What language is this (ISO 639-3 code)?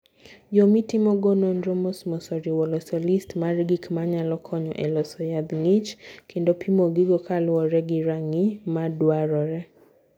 luo